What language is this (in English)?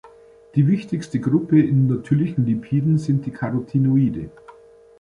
German